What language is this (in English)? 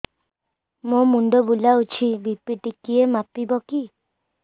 Odia